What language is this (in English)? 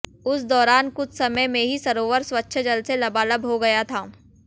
Hindi